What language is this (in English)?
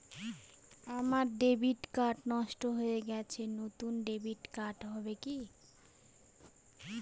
Bangla